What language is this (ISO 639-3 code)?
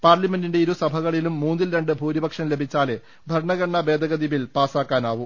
mal